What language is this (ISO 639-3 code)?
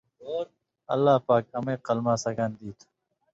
mvy